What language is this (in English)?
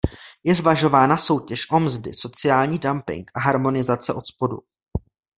Czech